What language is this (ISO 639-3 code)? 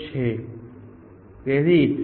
guj